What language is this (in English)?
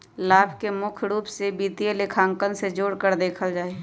Magahi